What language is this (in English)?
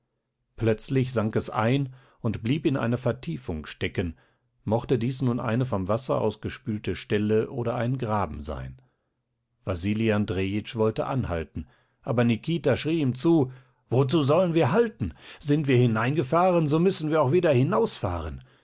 German